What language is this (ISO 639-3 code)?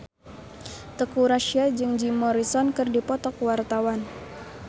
sun